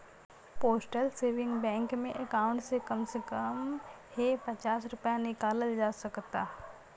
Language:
Bhojpuri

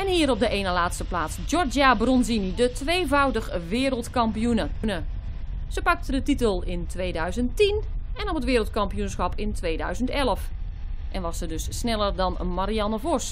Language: Dutch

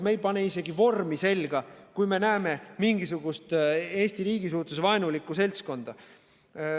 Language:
Estonian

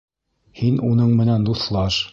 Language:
Bashkir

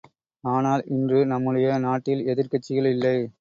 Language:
Tamil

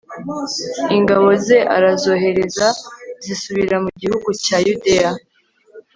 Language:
Kinyarwanda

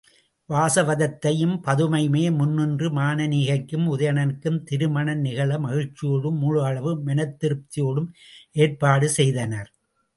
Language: Tamil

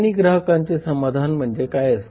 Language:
Marathi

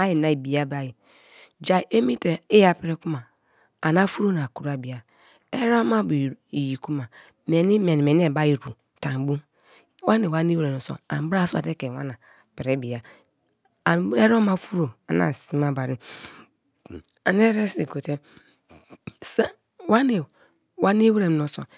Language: Kalabari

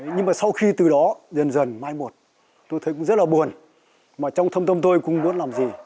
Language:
Vietnamese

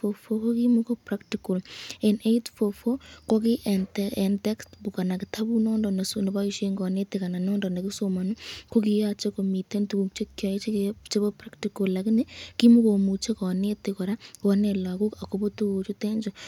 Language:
Kalenjin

